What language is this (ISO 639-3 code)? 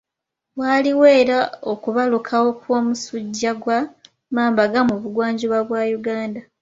lug